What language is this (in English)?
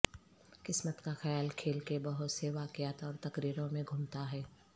Urdu